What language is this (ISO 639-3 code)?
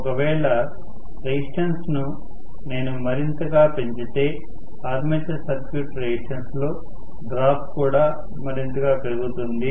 tel